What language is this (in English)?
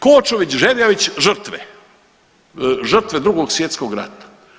Croatian